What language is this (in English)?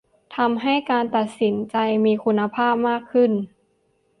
Thai